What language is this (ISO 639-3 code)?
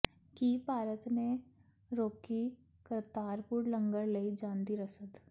pan